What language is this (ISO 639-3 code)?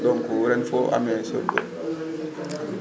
wol